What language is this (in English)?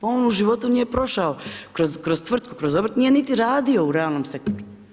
Croatian